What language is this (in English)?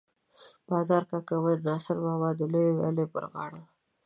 Pashto